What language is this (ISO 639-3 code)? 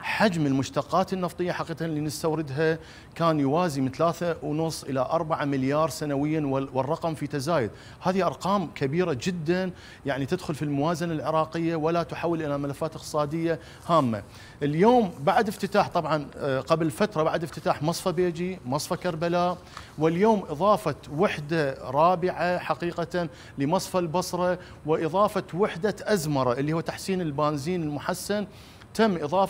ara